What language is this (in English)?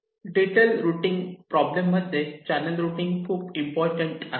Marathi